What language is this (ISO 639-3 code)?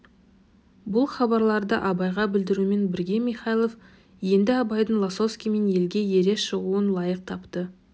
kaz